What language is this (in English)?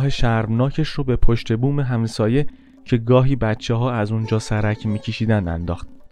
Persian